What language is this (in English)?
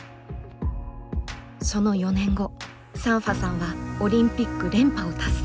Japanese